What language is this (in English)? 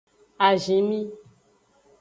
Aja (Benin)